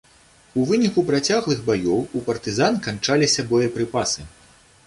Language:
Belarusian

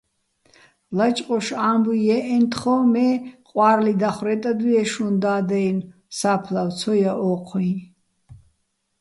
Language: Bats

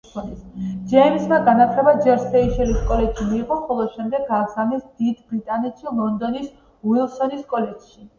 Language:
Georgian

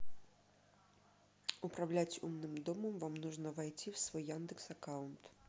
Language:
Russian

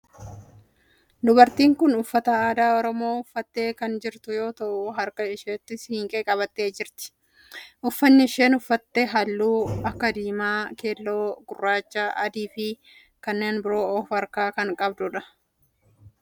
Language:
Oromo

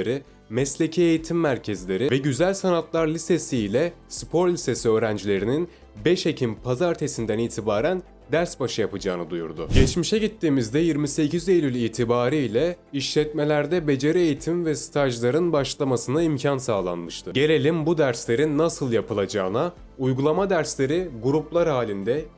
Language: Turkish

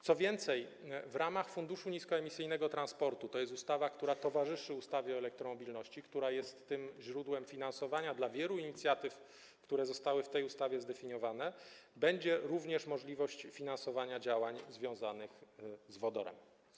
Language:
Polish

